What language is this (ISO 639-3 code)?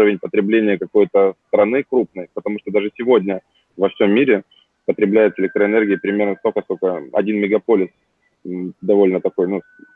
rus